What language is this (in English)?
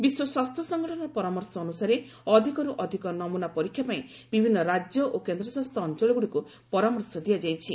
Odia